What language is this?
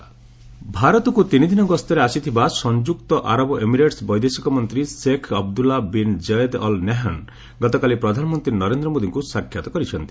Odia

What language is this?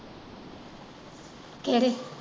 Punjabi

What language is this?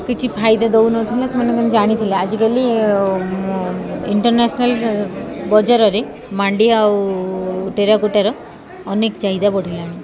Odia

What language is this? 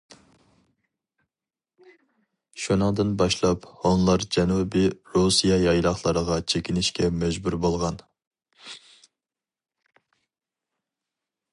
Uyghur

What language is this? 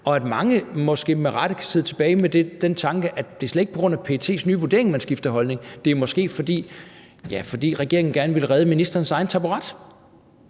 Danish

